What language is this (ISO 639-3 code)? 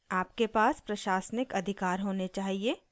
hin